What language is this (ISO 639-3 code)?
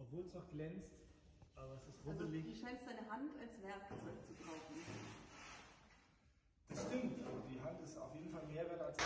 deu